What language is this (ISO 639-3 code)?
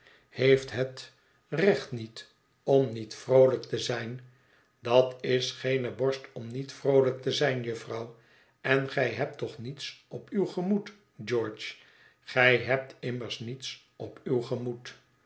nld